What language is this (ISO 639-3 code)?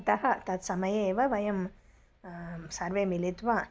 san